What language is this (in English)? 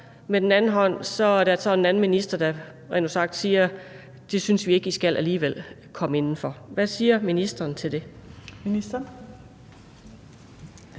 Danish